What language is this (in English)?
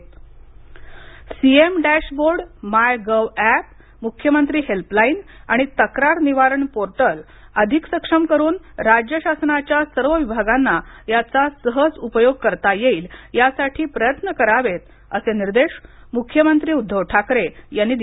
Marathi